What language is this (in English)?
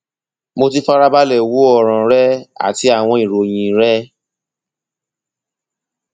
Yoruba